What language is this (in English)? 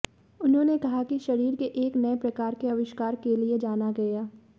Hindi